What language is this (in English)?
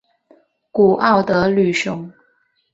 Chinese